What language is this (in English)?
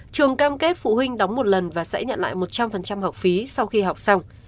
Vietnamese